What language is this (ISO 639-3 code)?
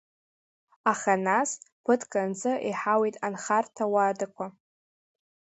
abk